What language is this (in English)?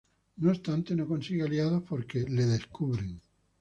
Spanish